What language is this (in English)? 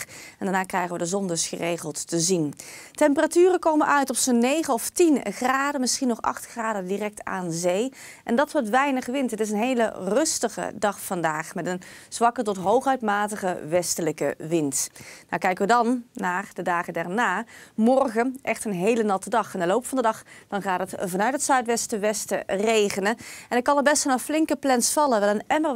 Dutch